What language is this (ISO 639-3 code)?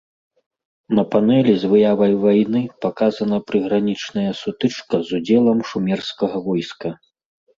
bel